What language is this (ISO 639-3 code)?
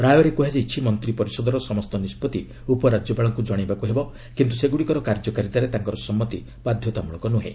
ori